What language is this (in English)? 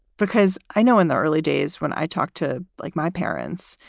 English